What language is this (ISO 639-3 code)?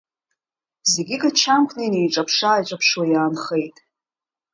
abk